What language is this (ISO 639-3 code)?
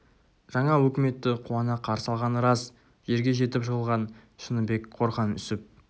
kaz